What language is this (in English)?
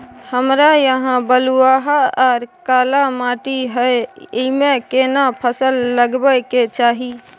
Maithili